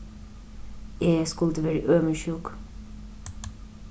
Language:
Faroese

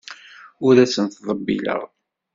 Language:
Kabyle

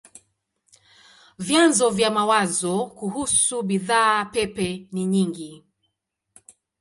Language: Swahili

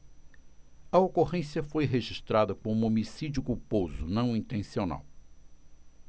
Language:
Portuguese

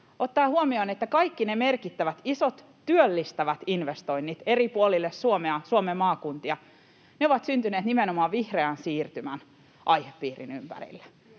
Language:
Finnish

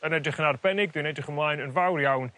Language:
Welsh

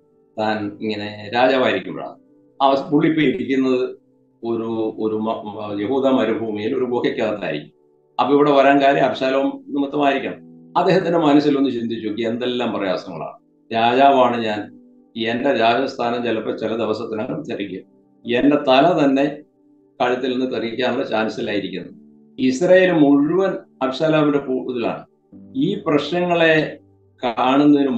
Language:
Malayalam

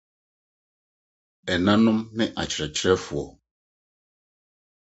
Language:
Akan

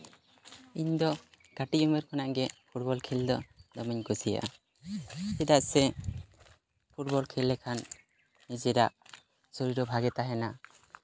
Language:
Santali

